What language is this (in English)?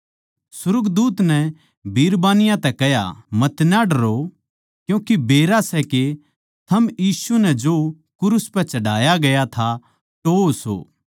Haryanvi